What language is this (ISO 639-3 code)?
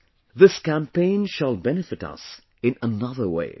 eng